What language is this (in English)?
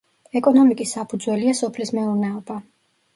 Georgian